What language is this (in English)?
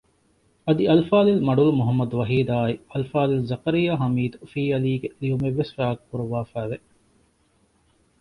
Divehi